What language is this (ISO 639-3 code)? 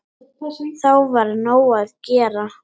isl